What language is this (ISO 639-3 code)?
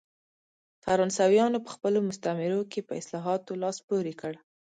pus